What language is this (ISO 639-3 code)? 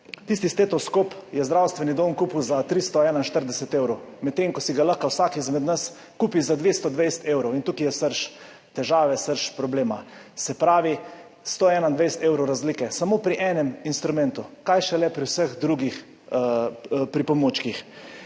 slv